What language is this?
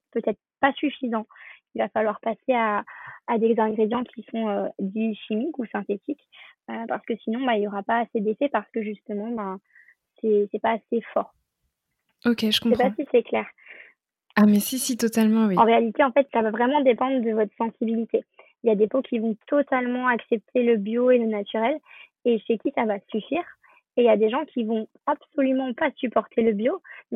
French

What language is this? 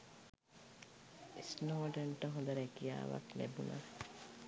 Sinhala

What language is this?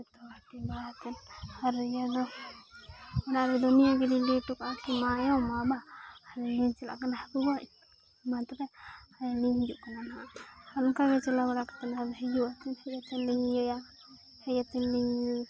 Santali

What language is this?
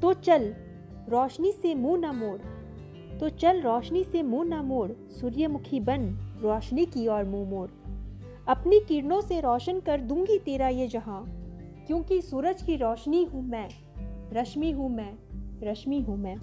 Hindi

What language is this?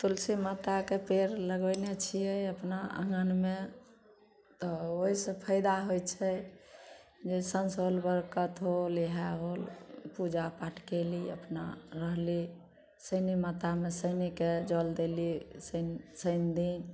Maithili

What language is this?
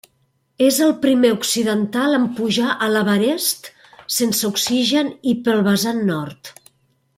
Catalan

